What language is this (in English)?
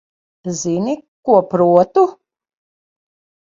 Latvian